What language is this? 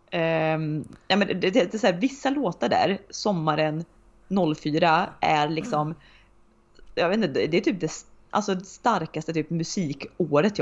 Swedish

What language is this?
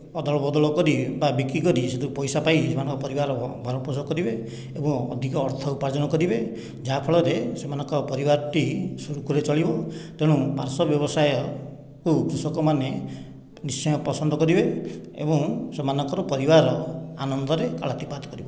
Odia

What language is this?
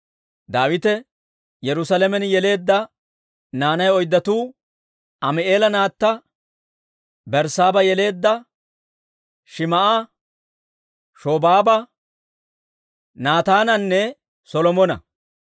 Dawro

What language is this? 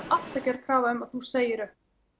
Icelandic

